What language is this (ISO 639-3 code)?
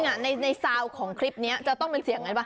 tha